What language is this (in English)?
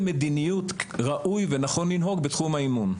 Hebrew